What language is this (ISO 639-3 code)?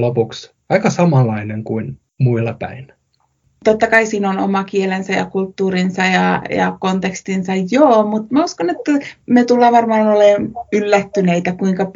fin